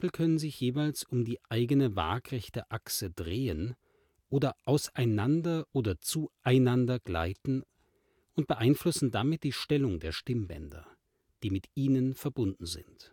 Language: German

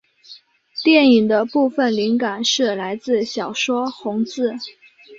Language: Chinese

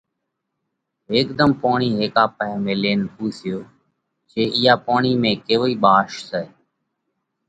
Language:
Parkari Koli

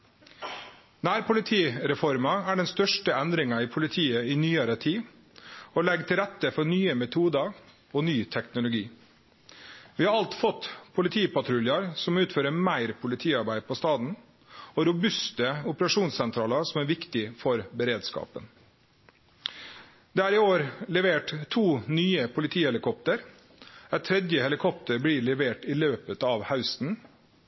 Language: Norwegian Nynorsk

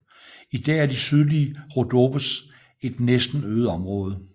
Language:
Danish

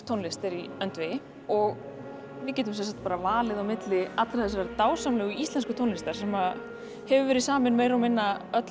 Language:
Icelandic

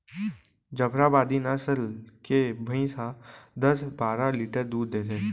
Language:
Chhattisgarhi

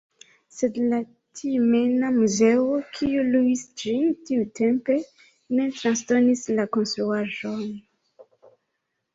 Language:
Esperanto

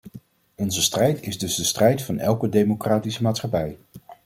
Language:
Dutch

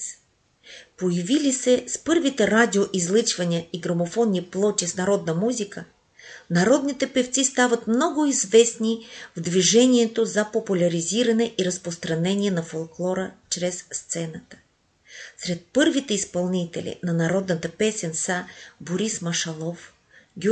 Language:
Bulgarian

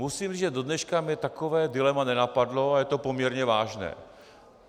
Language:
Czech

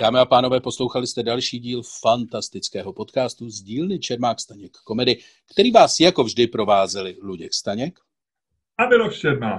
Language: Czech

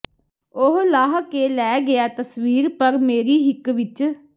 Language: Punjabi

